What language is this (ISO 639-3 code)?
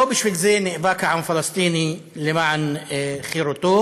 heb